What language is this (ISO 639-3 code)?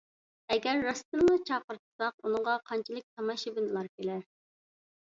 uig